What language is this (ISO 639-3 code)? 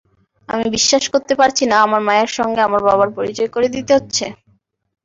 ben